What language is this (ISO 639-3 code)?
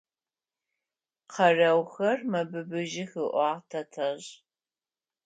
ady